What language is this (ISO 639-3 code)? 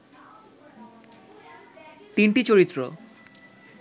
ben